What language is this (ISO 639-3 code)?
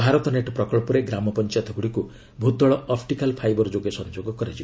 ori